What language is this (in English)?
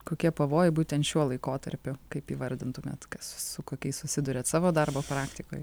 Lithuanian